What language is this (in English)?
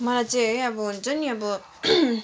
Nepali